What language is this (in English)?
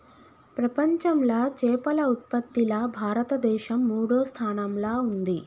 Telugu